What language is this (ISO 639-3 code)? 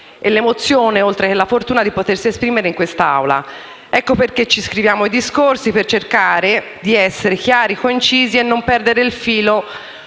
ita